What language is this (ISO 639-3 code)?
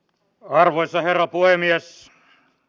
fin